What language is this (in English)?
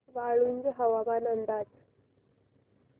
Marathi